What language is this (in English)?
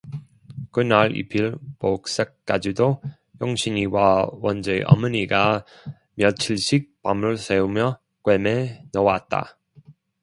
Korean